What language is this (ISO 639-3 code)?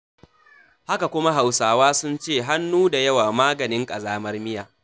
hau